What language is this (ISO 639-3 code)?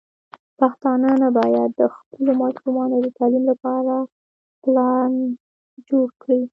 pus